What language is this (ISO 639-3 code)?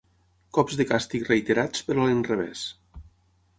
cat